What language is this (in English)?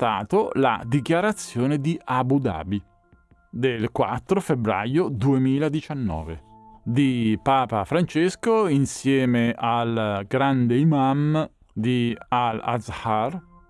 Italian